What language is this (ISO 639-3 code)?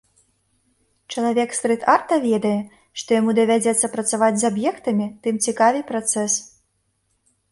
bel